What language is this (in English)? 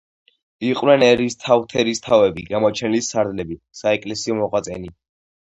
Georgian